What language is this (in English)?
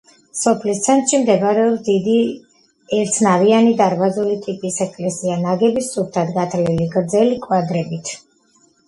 Georgian